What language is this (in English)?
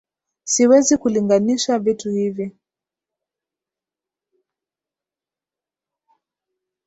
Swahili